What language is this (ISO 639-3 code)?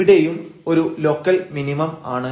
mal